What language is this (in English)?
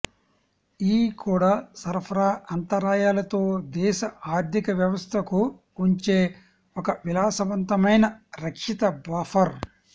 Telugu